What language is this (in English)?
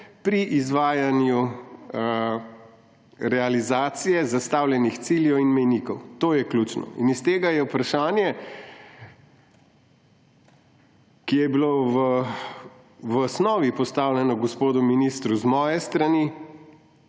Slovenian